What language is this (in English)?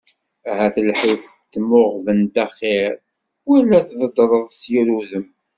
Kabyle